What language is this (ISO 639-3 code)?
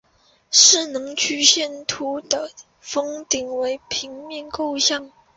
zho